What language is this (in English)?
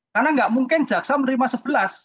Indonesian